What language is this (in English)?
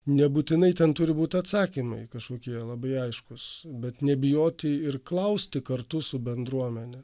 Lithuanian